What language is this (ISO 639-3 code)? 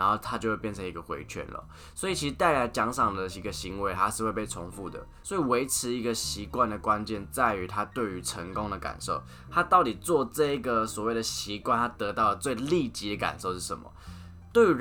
zho